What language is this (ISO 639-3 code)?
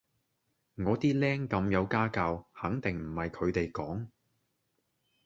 yue